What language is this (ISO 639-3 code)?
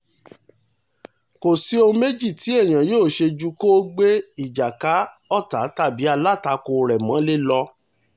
yor